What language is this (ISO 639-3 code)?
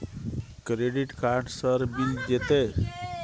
mai